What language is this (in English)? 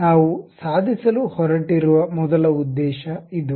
Kannada